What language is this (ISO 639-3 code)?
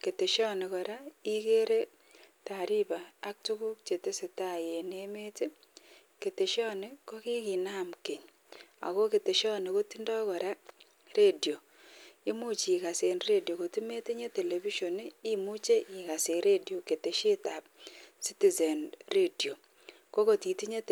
kln